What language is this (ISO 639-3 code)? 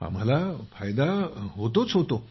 mar